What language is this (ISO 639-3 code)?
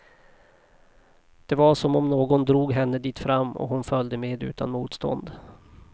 swe